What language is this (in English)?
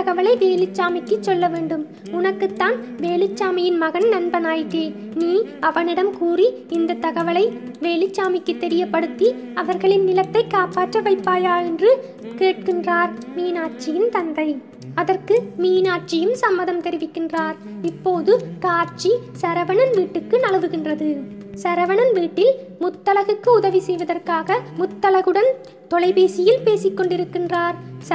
Romanian